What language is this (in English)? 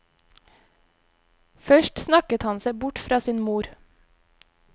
Norwegian